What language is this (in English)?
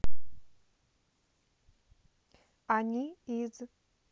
Russian